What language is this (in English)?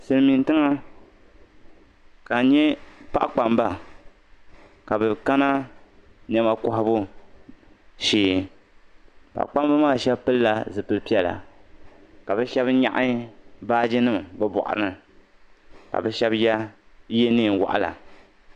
Dagbani